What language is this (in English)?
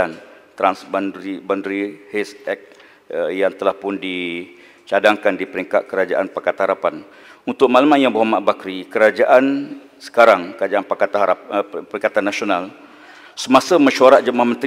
Malay